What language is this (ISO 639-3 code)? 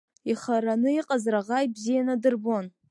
abk